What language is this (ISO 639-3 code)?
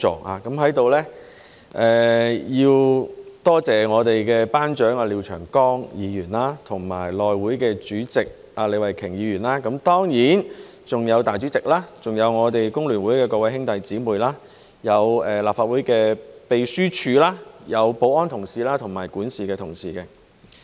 yue